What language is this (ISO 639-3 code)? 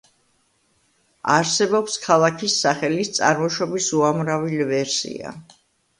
kat